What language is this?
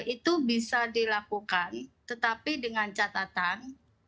Indonesian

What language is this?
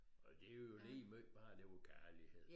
Danish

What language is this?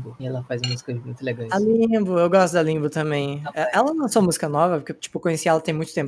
Portuguese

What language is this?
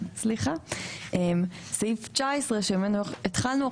Hebrew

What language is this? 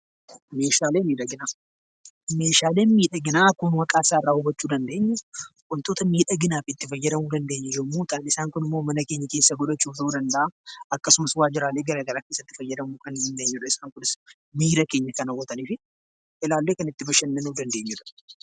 Oromo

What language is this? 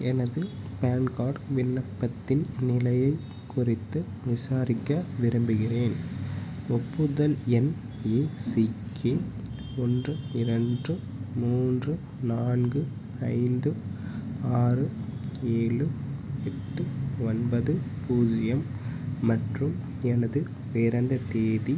Tamil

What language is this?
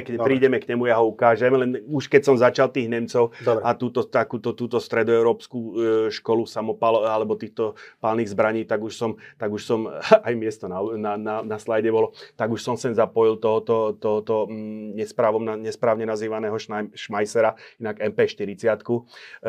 Slovak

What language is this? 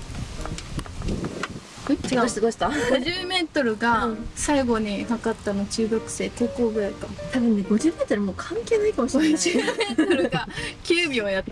Japanese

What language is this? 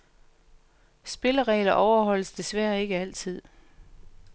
Danish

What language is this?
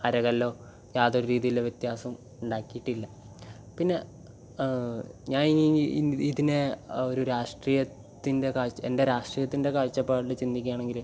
Malayalam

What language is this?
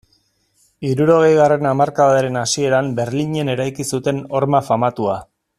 Basque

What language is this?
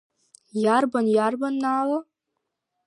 Abkhazian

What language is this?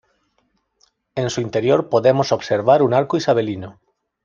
Spanish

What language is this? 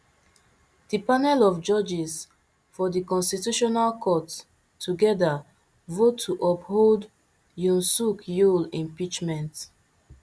Nigerian Pidgin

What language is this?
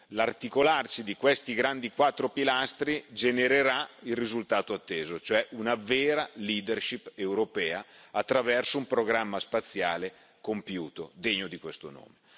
Italian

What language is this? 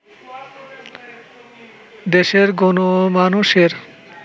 Bangla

